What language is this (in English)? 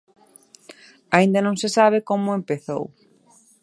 Galician